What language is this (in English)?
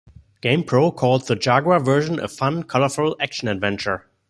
English